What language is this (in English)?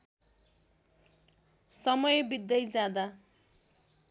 Nepali